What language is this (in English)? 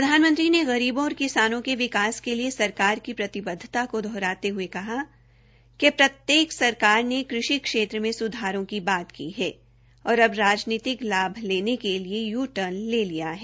Hindi